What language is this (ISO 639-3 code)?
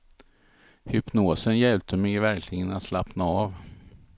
swe